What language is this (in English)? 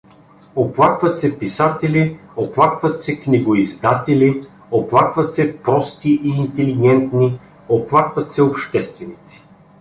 Bulgarian